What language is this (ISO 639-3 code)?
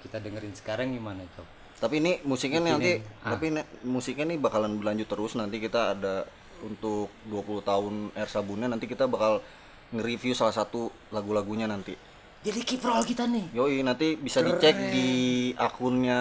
ind